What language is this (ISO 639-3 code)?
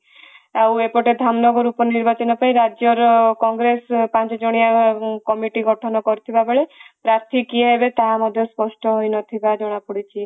ori